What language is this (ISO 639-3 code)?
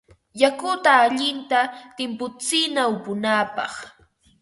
qva